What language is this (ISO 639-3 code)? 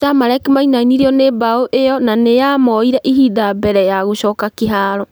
kik